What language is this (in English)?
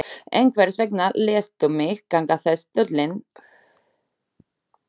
Icelandic